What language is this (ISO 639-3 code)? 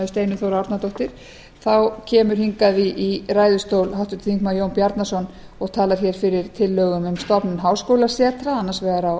isl